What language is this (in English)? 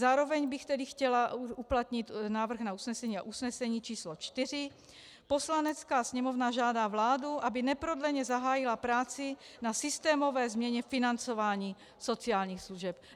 Czech